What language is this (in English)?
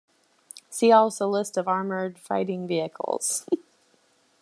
English